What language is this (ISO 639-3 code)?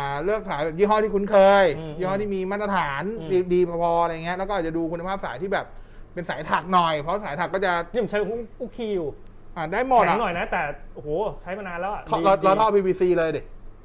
tha